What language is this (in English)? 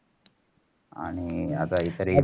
Marathi